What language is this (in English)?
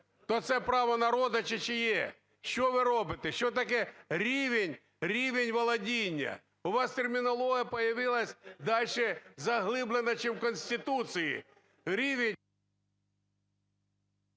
Ukrainian